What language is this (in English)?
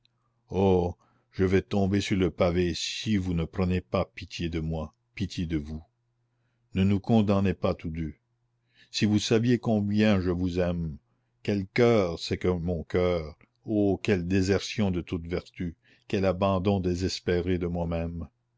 French